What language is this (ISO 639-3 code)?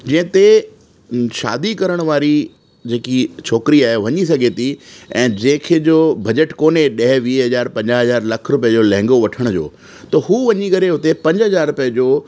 snd